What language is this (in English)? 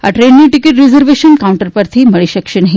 Gujarati